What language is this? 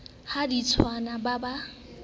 Southern Sotho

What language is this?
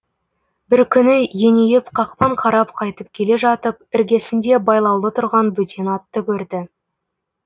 Kazakh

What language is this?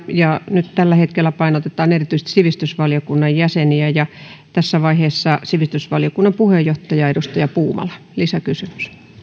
Finnish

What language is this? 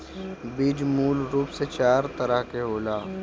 Bhojpuri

